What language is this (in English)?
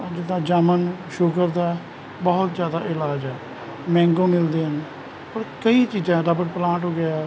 Punjabi